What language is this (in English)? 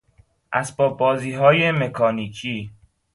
Persian